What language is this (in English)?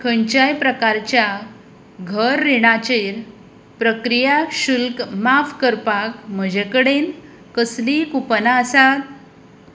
Konkani